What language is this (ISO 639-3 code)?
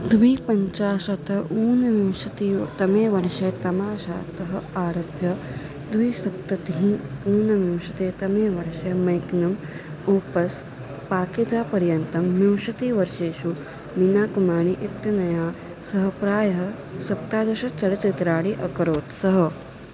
san